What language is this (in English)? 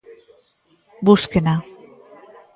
Galician